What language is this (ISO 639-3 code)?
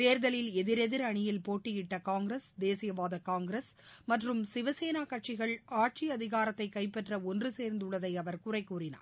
tam